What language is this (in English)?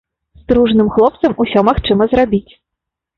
Belarusian